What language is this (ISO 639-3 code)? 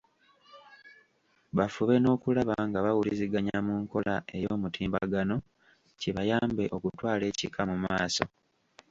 lug